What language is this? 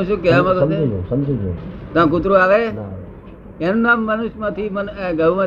Gujarati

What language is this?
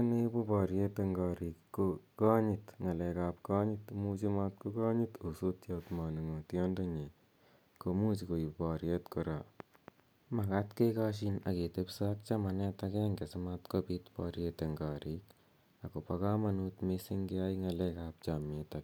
Kalenjin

